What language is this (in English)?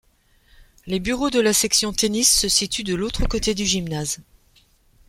French